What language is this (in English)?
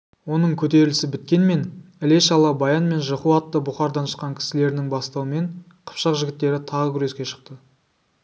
Kazakh